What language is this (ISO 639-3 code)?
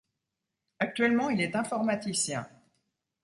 fra